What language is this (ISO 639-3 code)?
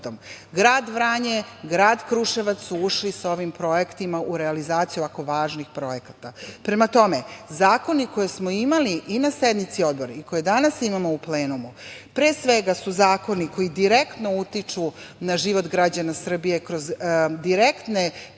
srp